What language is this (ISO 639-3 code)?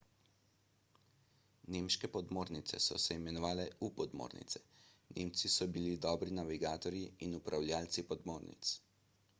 slv